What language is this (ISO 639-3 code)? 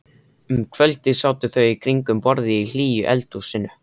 isl